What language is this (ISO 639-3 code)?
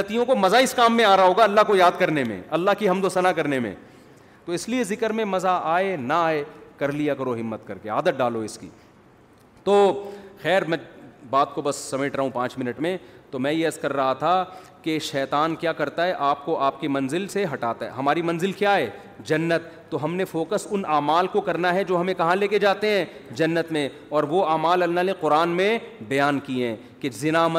urd